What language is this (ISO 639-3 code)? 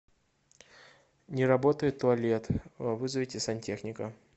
rus